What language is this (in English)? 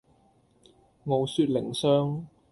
Cantonese